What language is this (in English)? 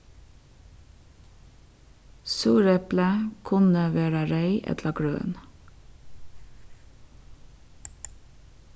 Faroese